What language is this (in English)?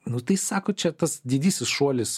Lithuanian